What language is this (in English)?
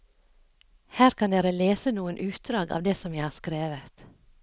Norwegian